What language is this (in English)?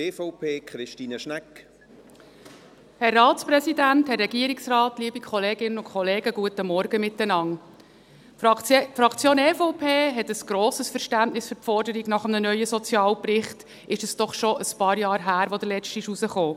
Swiss German